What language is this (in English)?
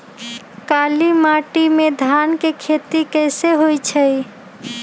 Magahi